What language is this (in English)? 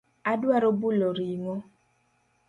Luo (Kenya and Tanzania)